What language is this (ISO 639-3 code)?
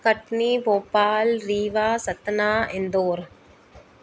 snd